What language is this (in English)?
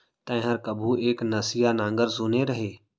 Chhattisgarhi